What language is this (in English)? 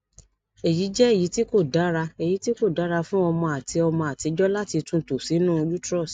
Yoruba